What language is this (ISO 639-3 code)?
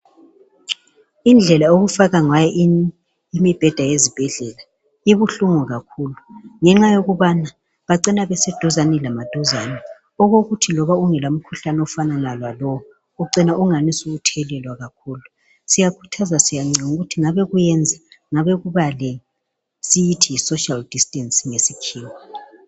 nde